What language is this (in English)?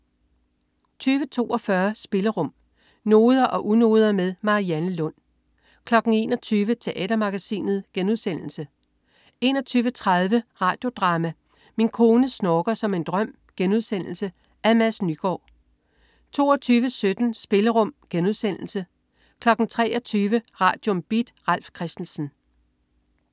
Danish